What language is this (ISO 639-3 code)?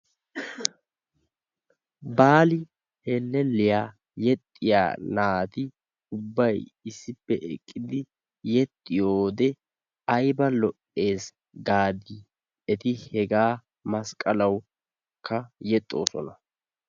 wal